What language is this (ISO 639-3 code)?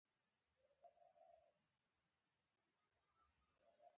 pus